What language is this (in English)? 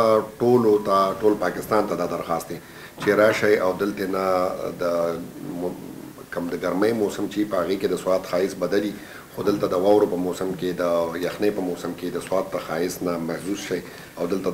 Romanian